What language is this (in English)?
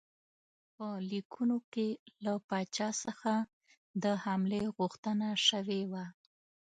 Pashto